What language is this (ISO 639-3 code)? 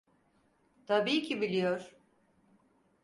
tur